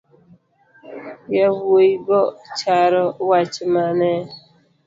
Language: Luo (Kenya and Tanzania)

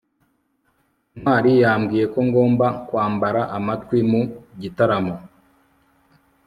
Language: Kinyarwanda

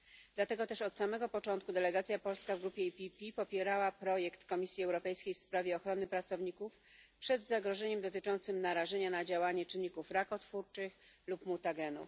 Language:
Polish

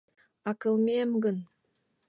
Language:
Mari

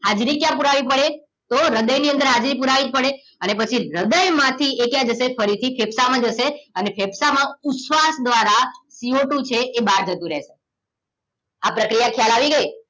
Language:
Gujarati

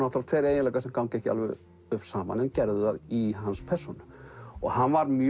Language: Icelandic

